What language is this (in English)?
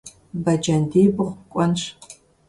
Kabardian